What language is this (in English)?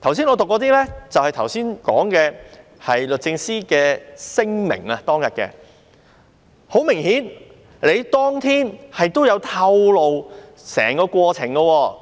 Cantonese